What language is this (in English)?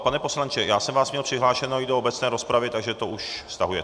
Czech